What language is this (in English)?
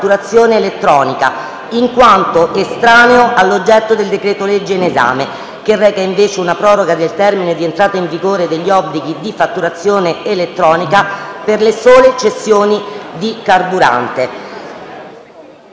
Italian